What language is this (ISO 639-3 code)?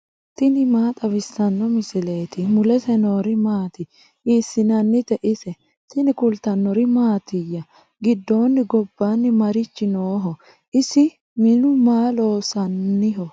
sid